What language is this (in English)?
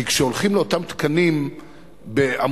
Hebrew